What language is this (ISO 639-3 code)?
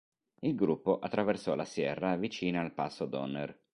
ita